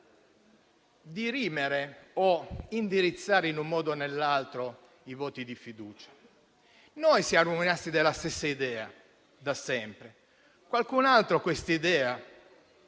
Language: Italian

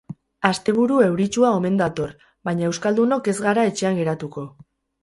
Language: Basque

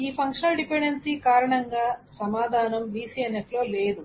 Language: Telugu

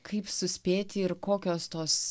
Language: Lithuanian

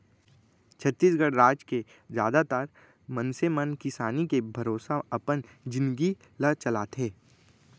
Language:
Chhattisgarhi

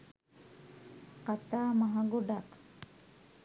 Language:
Sinhala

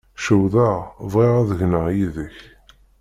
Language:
Kabyle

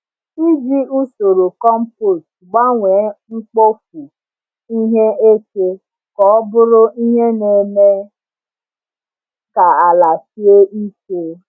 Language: Igbo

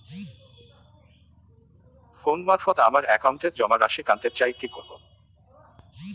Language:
Bangla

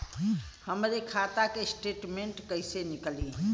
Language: Bhojpuri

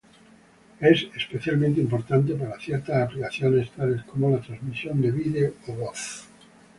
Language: Spanish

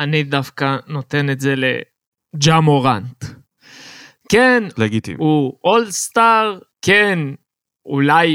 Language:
Hebrew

